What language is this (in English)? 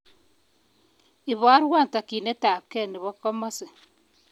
Kalenjin